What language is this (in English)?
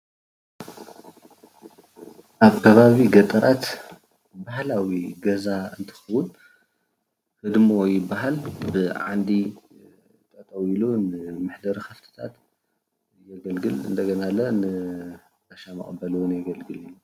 Tigrinya